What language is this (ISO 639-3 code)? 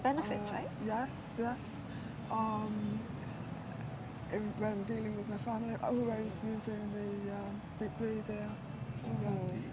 ind